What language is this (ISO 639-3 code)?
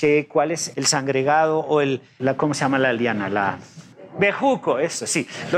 spa